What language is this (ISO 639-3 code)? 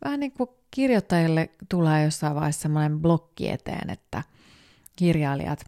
fin